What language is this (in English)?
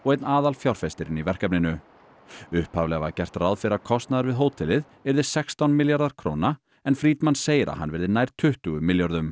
Icelandic